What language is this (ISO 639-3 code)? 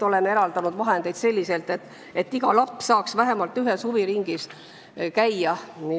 est